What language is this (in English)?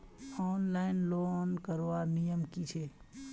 Magahi